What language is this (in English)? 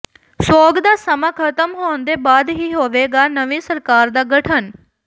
Punjabi